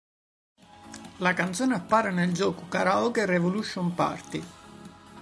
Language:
Italian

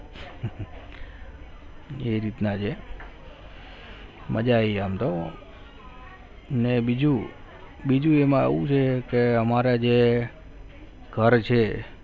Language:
Gujarati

